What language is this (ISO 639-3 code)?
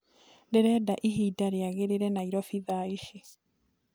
kik